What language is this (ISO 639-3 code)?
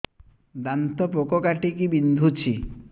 ori